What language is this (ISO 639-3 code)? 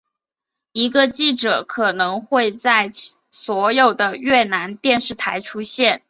zho